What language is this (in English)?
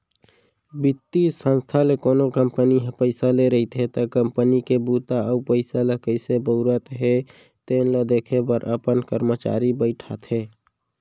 Chhattisgarhi